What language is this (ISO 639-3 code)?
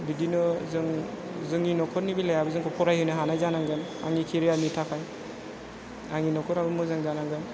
brx